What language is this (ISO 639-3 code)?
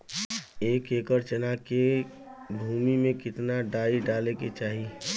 bho